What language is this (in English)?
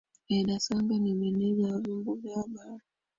Swahili